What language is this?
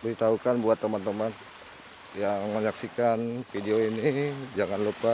Indonesian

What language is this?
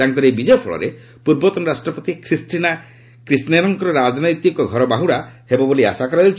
Odia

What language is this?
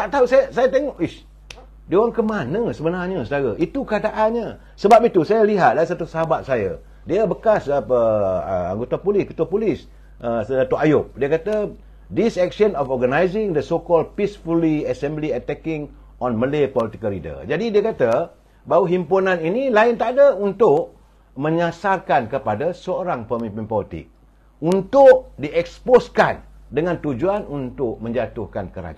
Malay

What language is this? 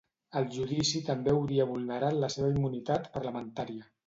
Catalan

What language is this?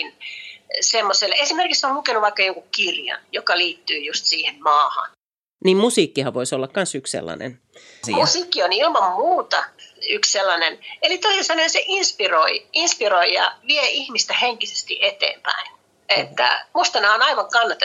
Finnish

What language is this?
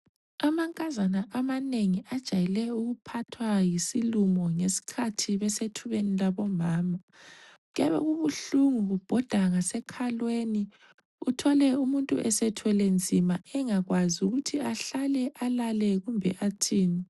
North Ndebele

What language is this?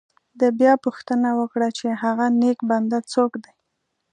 Pashto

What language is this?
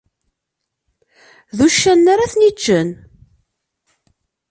Kabyle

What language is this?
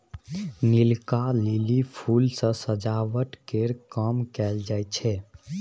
Maithili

